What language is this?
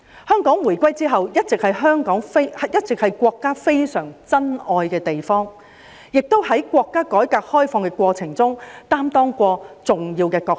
Cantonese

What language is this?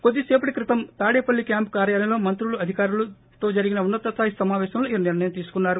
Telugu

